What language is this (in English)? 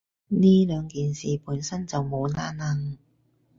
Cantonese